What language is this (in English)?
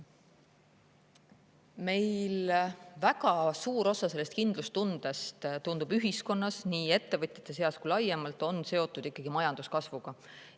Estonian